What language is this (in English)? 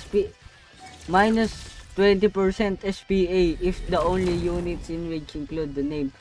Filipino